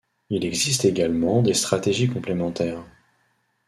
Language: French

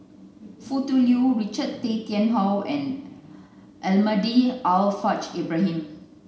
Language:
English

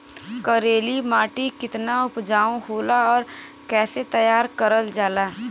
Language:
Bhojpuri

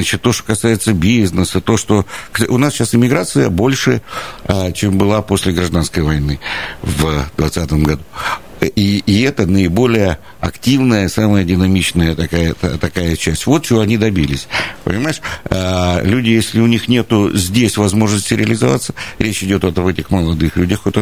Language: Russian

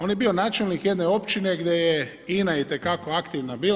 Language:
Croatian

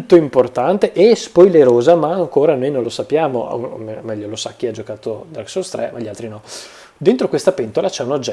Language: Italian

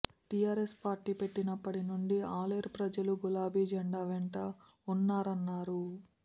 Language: Telugu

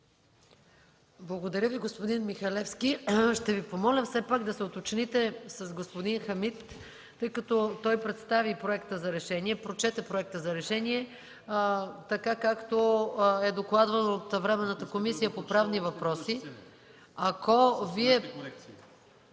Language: Bulgarian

